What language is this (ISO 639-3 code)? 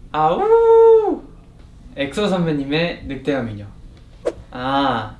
kor